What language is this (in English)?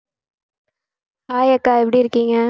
Tamil